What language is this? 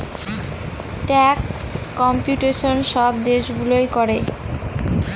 Bangla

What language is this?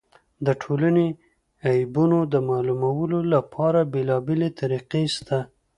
Pashto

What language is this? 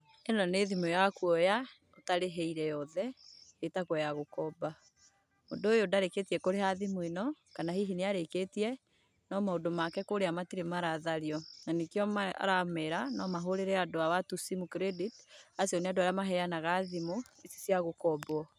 Kikuyu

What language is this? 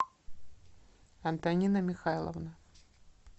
Russian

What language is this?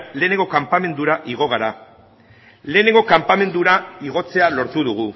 Basque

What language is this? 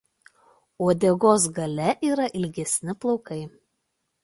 Lithuanian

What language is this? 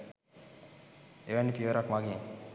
Sinhala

